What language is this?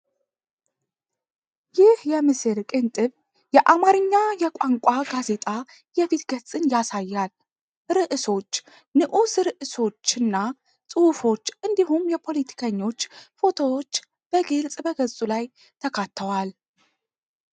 Amharic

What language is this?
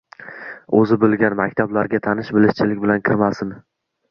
Uzbek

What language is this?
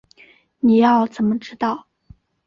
Chinese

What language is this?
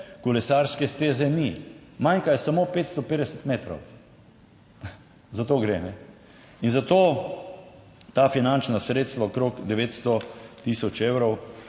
Slovenian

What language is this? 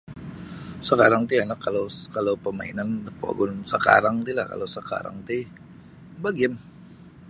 Sabah Bisaya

